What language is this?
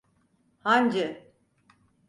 Turkish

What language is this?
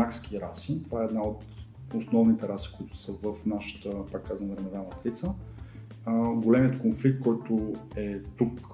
Bulgarian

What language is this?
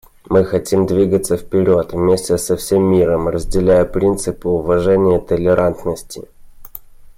Russian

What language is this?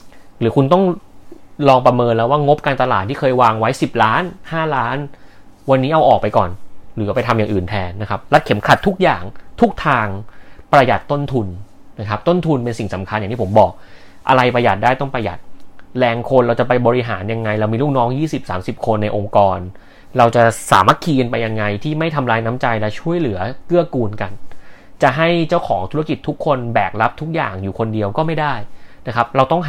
Thai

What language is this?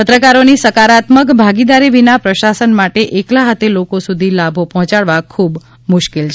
Gujarati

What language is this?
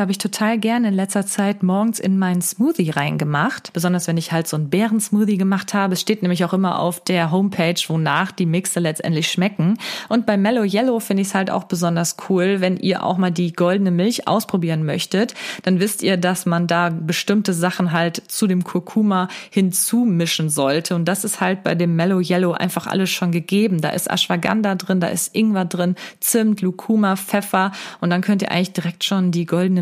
German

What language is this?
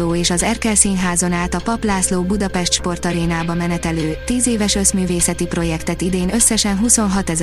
Hungarian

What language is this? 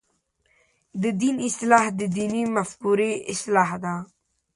Pashto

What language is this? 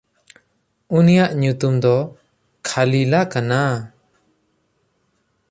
Santali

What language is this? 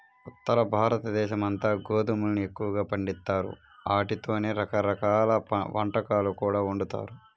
Telugu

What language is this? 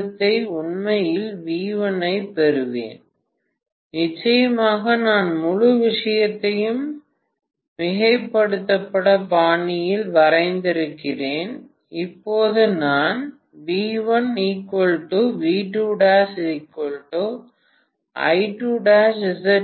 Tamil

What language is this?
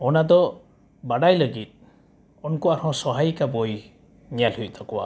Santali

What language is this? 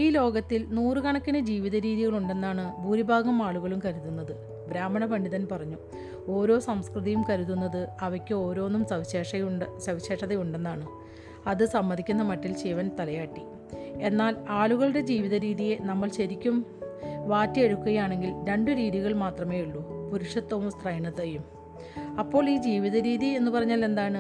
Malayalam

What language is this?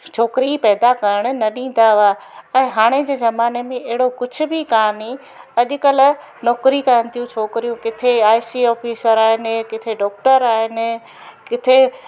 Sindhi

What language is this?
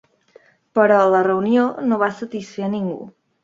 Catalan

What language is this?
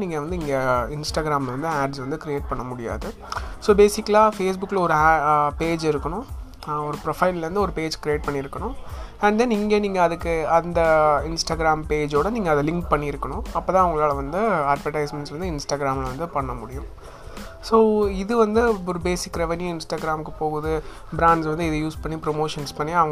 Tamil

